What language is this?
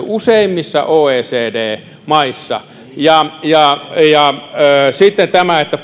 Finnish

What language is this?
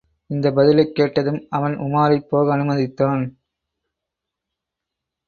Tamil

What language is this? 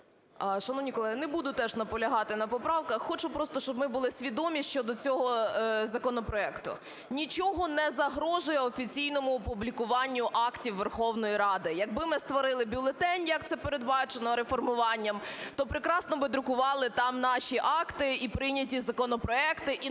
Ukrainian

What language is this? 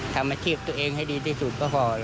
Thai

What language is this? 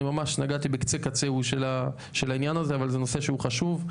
Hebrew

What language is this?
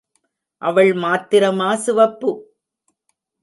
Tamil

